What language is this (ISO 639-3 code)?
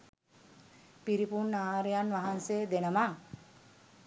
sin